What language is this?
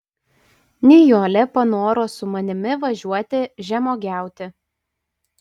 Lithuanian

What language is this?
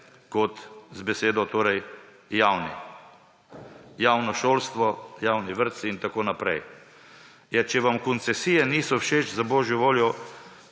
Slovenian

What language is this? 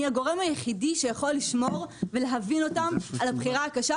Hebrew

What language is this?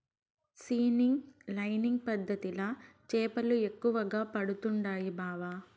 Telugu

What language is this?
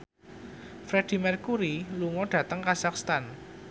Javanese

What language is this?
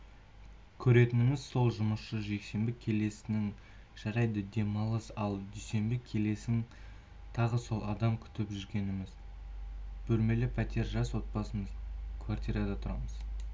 Kazakh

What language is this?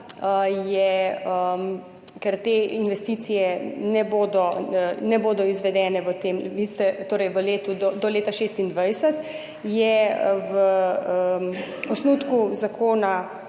Slovenian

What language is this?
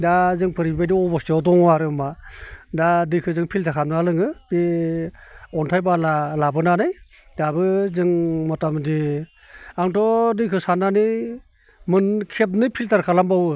Bodo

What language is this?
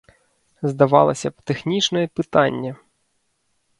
Belarusian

